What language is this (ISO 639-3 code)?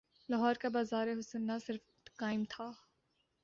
urd